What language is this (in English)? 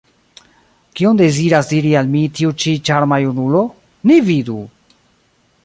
Esperanto